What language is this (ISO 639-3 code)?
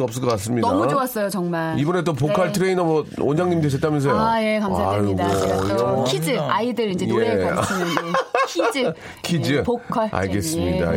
kor